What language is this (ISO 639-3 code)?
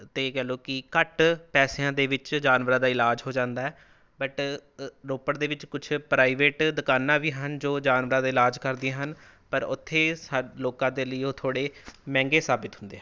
pan